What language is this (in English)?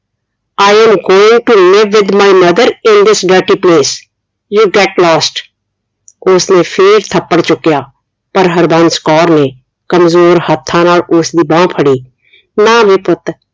Punjabi